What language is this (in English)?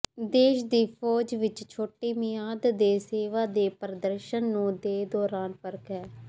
Punjabi